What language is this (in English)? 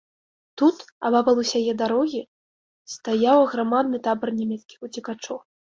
Belarusian